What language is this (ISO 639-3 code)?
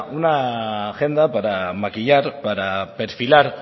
spa